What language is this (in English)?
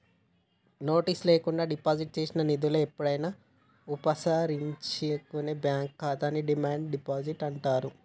Telugu